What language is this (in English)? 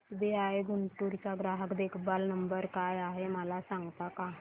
Marathi